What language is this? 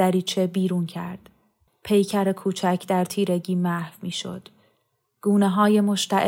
Persian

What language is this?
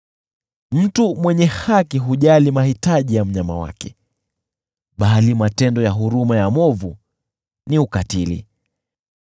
Swahili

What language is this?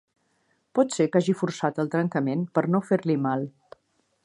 Catalan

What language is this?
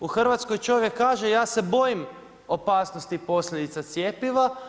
Croatian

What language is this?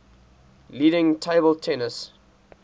English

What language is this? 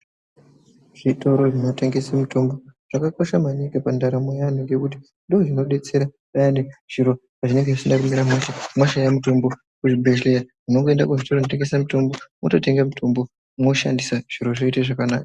Ndau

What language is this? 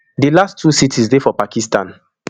Nigerian Pidgin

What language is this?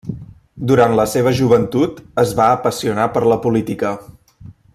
Catalan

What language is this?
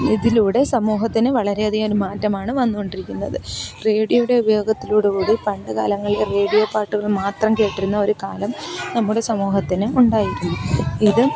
Malayalam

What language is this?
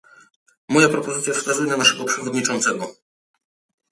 Polish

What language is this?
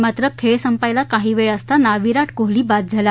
Marathi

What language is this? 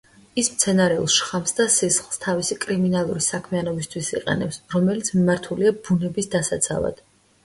Georgian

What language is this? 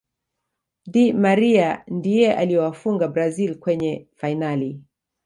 Swahili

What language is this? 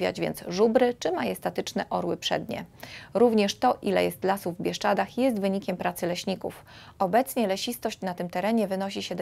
Polish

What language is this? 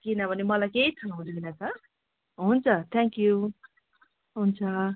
Nepali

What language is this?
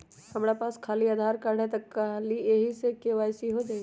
Magahi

